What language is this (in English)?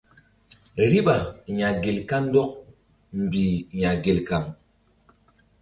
Mbum